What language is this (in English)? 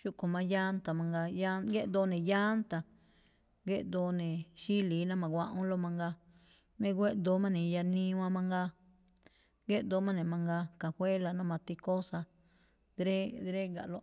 Malinaltepec Me'phaa